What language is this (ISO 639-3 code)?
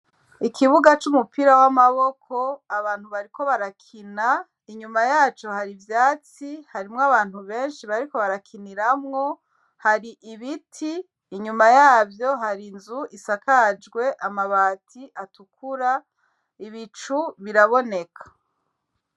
run